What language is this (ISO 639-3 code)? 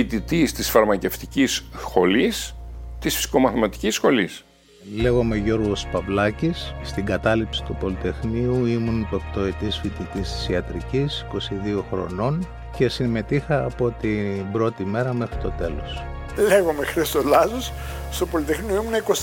ell